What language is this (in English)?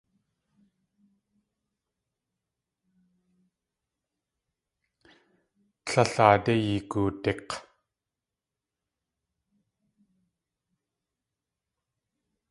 Tlingit